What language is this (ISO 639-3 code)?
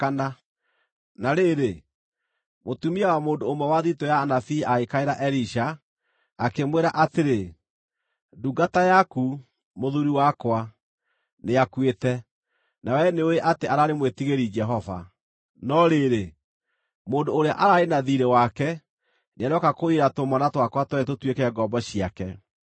kik